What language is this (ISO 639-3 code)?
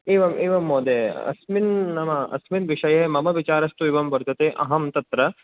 san